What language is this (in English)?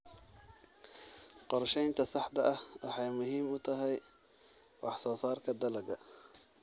Somali